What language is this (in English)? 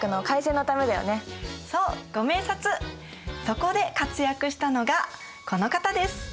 Japanese